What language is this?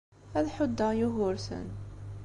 Kabyle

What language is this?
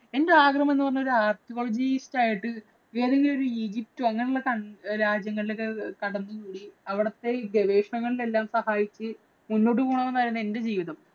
Malayalam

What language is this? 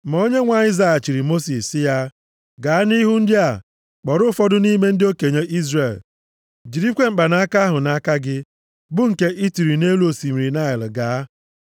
Igbo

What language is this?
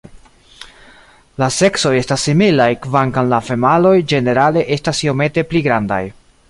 Esperanto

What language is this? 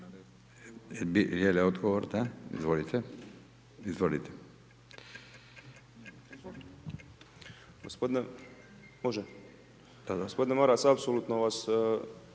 Croatian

